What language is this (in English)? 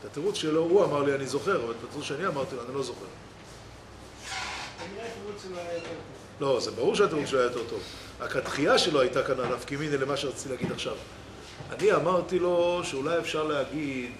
Hebrew